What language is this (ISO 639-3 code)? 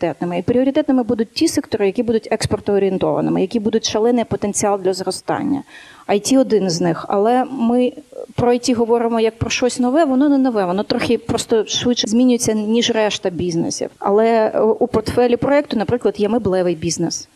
ukr